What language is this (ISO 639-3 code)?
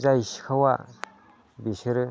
brx